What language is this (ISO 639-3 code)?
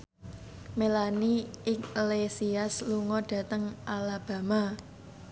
jav